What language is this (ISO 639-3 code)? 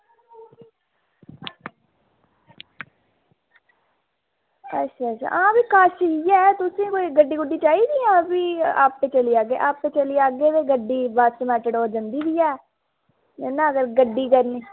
doi